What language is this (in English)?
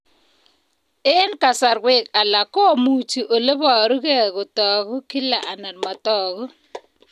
Kalenjin